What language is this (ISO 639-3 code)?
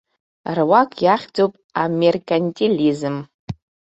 abk